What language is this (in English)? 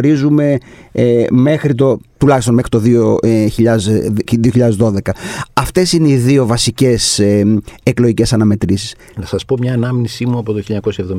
Greek